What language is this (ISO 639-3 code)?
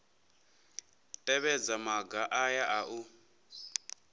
ven